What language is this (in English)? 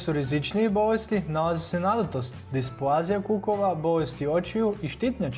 Croatian